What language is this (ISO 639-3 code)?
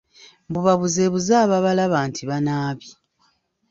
lug